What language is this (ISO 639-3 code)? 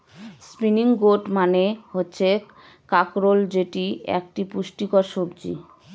ben